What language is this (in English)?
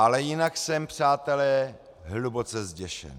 Czech